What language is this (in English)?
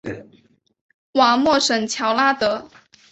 Chinese